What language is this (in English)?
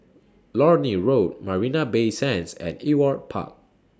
English